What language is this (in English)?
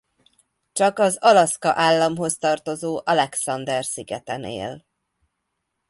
Hungarian